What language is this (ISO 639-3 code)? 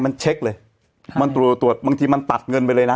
tha